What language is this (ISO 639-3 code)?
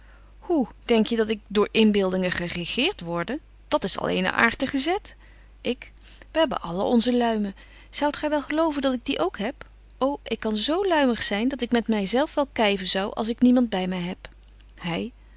nld